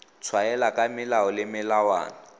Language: Tswana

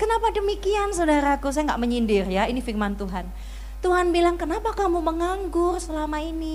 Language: Indonesian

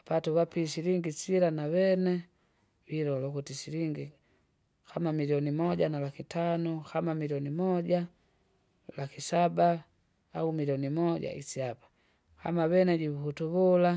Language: Kinga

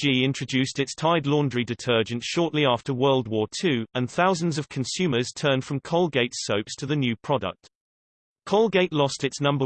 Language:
English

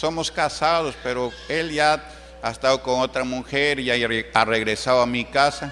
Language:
Spanish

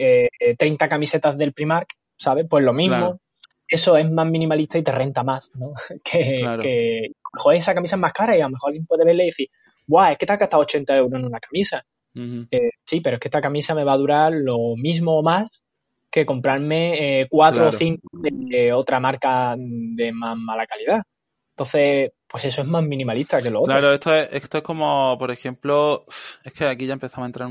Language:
Spanish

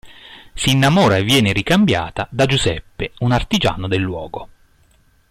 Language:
Italian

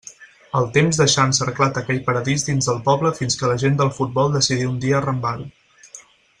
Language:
Catalan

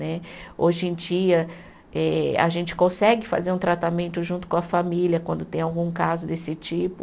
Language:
Portuguese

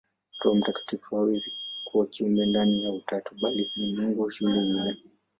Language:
Swahili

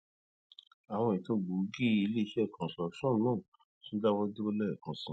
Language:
Yoruba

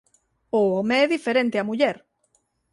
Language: Galician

